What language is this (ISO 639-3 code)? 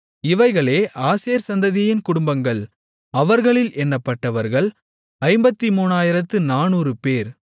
tam